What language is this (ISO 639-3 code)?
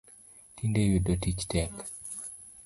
luo